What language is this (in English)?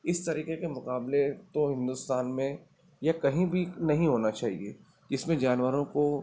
Urdu